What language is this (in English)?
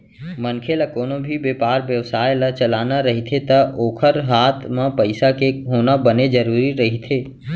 Chhattisgarhi